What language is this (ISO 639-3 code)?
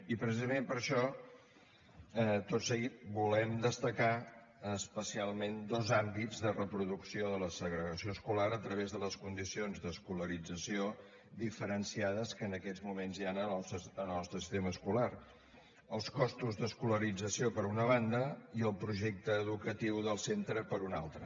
cat